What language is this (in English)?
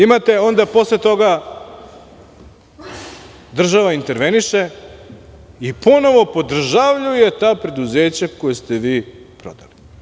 Serbian